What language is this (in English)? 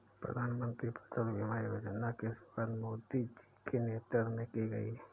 Hindi